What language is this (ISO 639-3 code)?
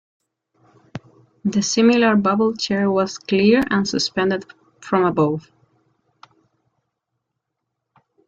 eng